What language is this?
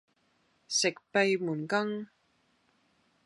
Cantonese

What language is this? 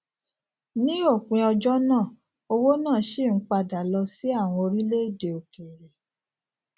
Yoruba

